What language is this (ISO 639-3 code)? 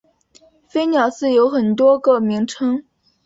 zho